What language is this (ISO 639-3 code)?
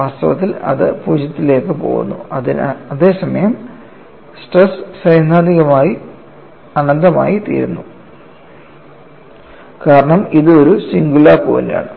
mal